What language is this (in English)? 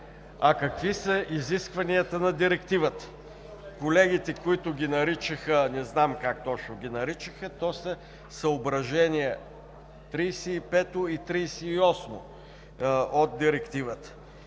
Bulgarian